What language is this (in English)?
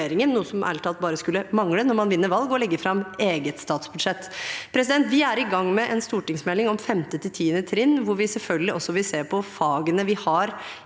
Norwegian